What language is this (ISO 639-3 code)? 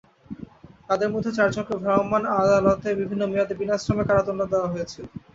ben